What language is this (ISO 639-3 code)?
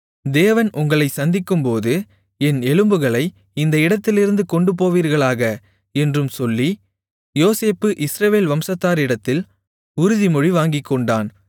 tam